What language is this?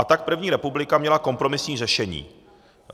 Czech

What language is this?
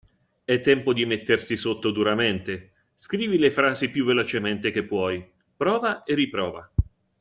Italian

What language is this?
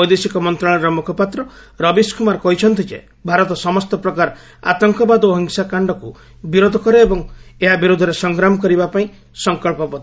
Odia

